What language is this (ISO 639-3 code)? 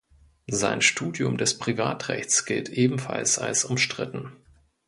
deu